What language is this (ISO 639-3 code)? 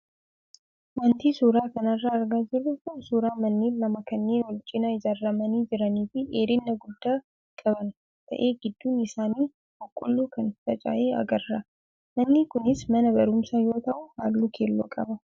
orm